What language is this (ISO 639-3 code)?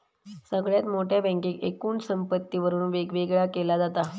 mar